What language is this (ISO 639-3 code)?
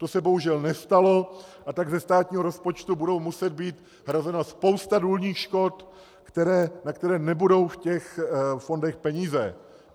ces